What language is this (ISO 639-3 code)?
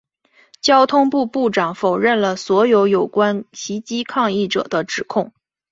zho